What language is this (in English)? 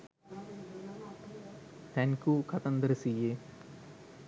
Sinhala